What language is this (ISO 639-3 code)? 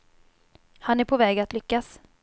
swe